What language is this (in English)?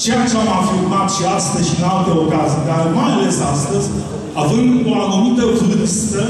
Romanian